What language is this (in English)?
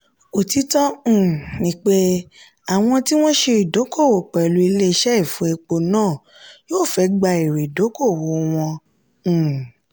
Yoruba